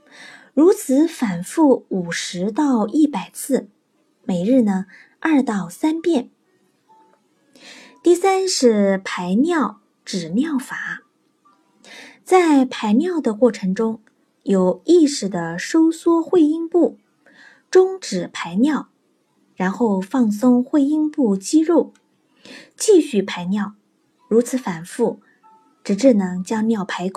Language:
Chinese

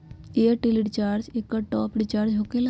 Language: Magahi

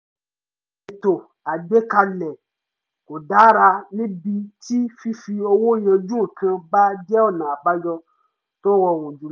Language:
Yoruba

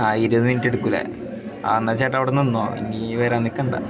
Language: Malayalam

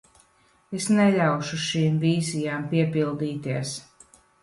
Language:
Latvian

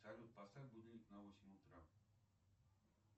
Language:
Russian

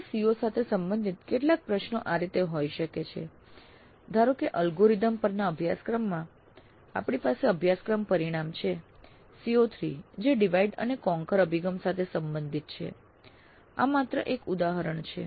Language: Gujarati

